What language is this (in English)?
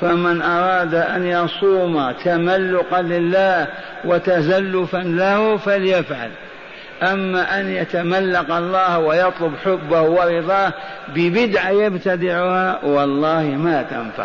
Arabic